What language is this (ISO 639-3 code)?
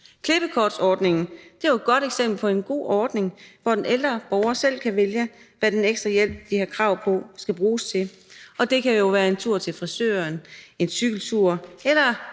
dan